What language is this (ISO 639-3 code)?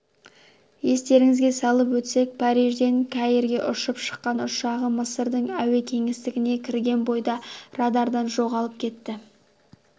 kaz